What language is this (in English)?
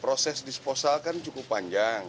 Indonesian